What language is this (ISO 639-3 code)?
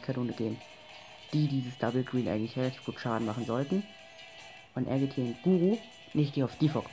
deu